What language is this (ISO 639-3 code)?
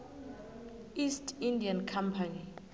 nbl